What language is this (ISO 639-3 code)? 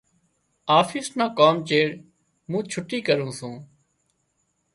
kxp